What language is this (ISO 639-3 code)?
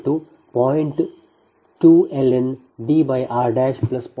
kan